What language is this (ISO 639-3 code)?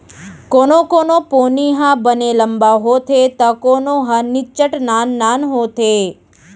hne